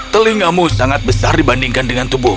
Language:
Indonesian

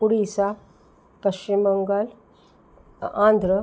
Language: Sanskrit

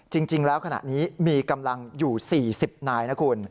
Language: Thai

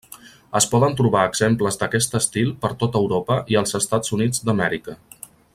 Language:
Catalan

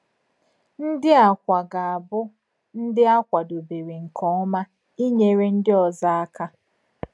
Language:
Igbo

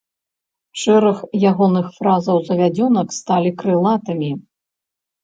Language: Belarusian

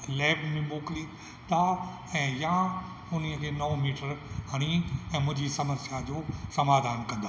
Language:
Sindhi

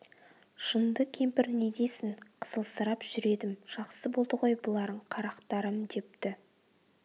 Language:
Kazakh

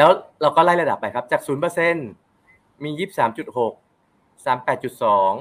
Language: Thai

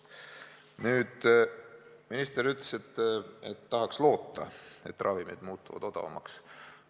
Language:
Estonian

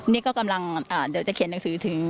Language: Thai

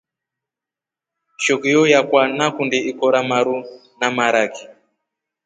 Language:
Rombo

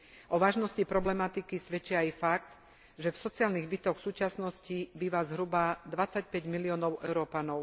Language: Slovak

